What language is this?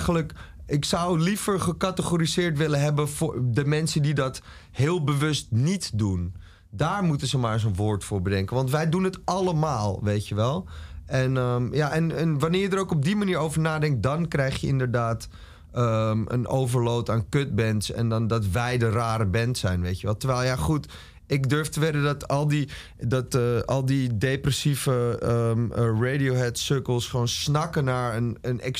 Dutch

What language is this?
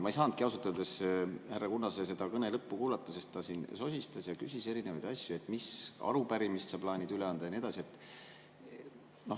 Estonian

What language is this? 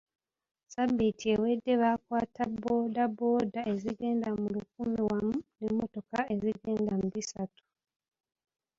Ganda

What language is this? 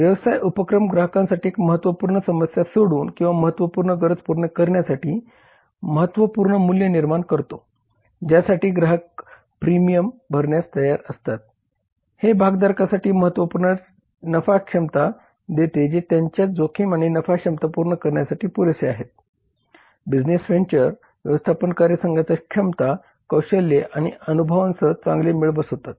Marathi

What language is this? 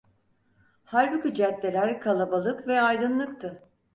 Turkish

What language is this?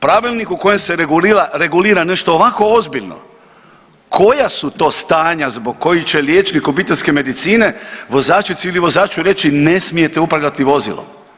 Croatian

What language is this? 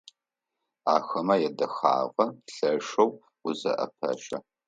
Adyghe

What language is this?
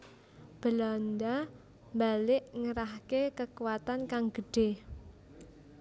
Javanese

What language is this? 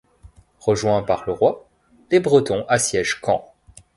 French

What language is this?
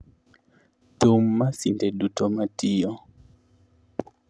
Luo (Kenya and Tanzania)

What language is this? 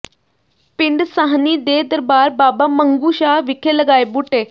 Punjabi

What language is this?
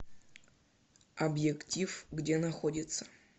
Russian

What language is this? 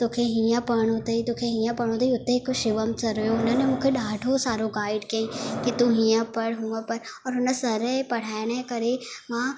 Sindhi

